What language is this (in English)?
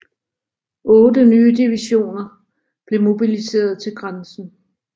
Danish